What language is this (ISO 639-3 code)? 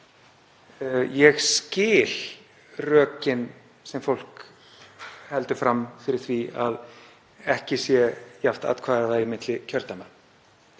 isl